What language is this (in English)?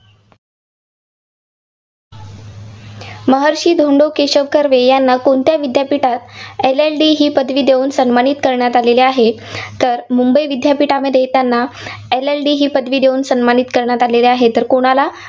Marathi